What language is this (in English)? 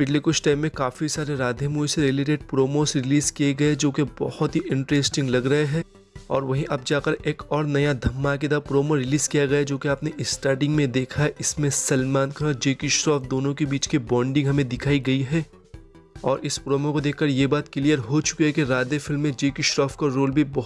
Hindi